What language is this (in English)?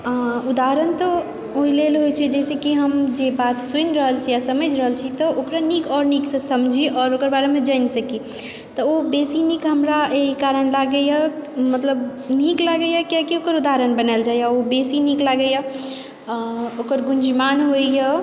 Maithili